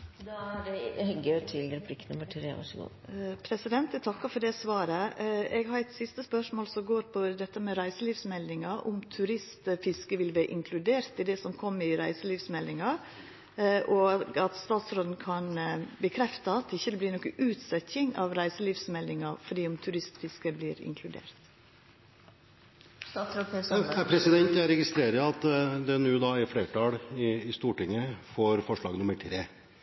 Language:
Norwegian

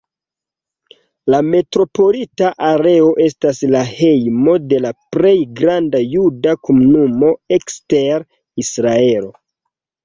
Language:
Esperanto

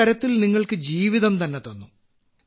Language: Malayalam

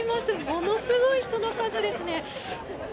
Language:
Japanese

